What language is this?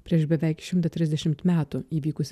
Lithuanian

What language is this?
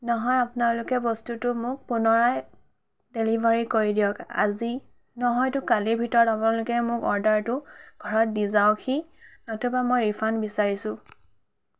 Assamese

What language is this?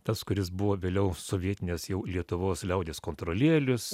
Lithuanian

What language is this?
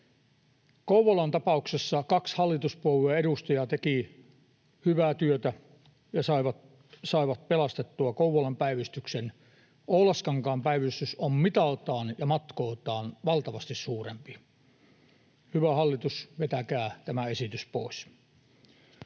Finnish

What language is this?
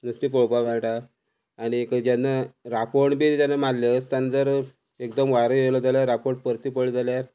Konkani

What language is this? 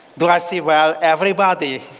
English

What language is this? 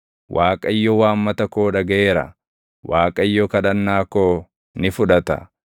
Oromo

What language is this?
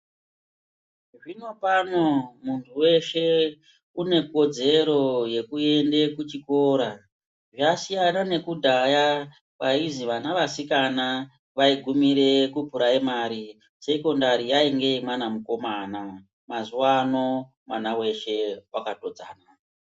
Ndau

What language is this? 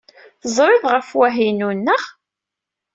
Kabyle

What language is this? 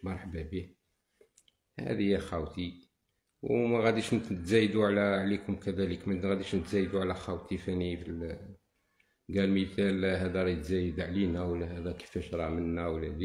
Arabic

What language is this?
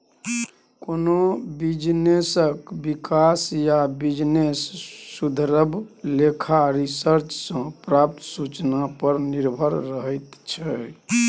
Maithili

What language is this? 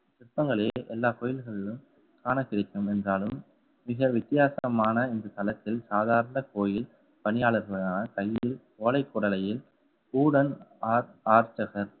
Tamil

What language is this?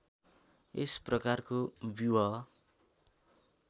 Nepali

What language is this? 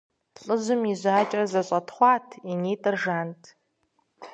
Kabardian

